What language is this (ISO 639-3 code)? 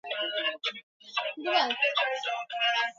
swa